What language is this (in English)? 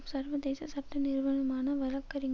Tamil